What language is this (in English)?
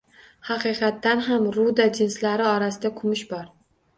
Uzbek